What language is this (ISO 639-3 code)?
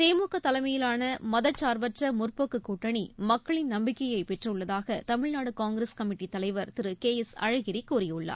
tam